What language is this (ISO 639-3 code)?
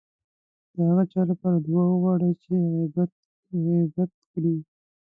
pus